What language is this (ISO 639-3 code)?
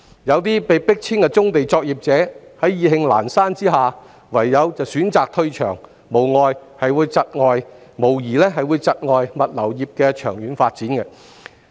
yue